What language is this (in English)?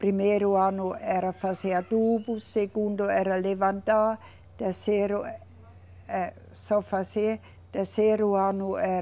Portuguese